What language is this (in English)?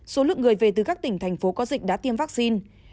Vietnamese